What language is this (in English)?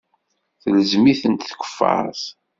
Kabyle